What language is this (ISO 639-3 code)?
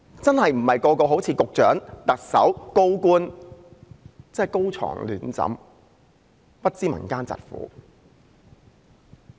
yue